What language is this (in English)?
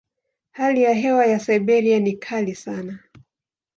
Swahili